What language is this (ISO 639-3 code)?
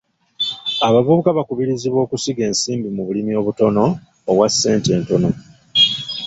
lug